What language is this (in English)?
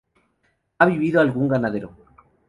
Spanish